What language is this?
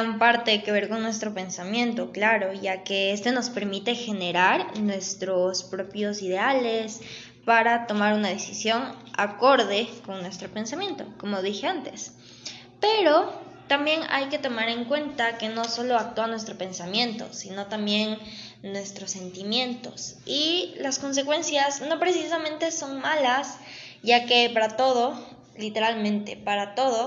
Spanish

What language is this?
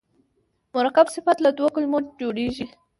Pashto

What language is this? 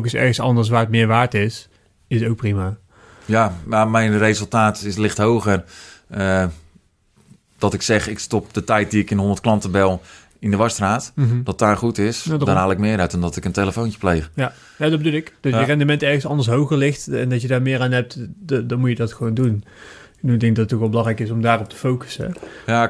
Dutch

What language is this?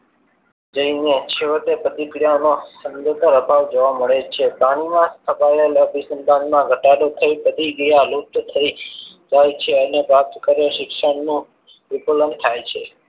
Gujarati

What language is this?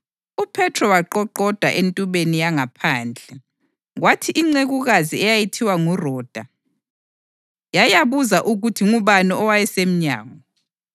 North Ndebele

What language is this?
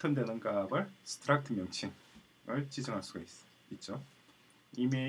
Korean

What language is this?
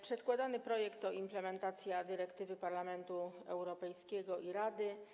Polish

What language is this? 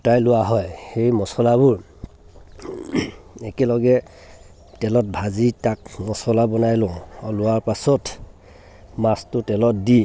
Assamese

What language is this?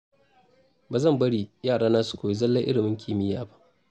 Hausa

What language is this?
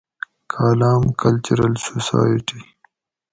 Gawri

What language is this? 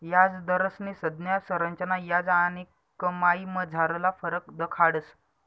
Marathi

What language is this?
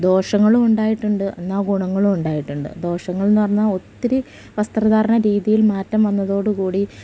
Malayalam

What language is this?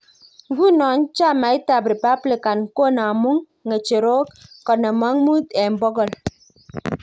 Kalenjin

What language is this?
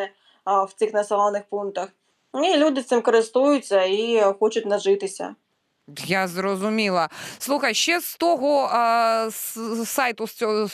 Ukrainian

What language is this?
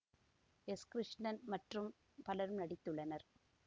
Tamil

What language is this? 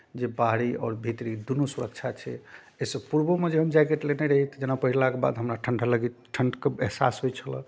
Maithili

